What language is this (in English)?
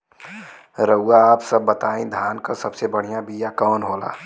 Bhojpuri